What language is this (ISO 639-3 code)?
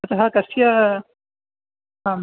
san